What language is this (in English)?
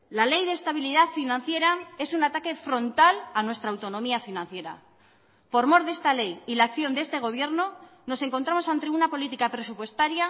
Spanish